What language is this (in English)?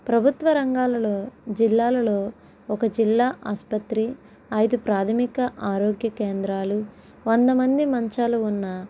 Telugu